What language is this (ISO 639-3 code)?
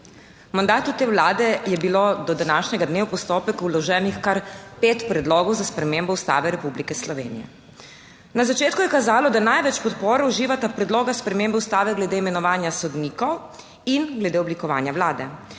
slv